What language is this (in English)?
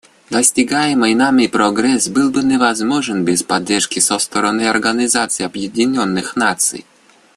Russian